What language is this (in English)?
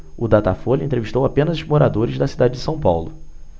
Portuguese